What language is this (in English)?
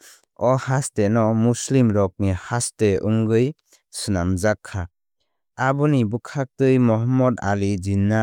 Kok Borok